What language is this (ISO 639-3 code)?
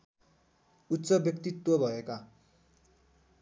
nep